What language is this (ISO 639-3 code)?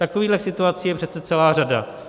ces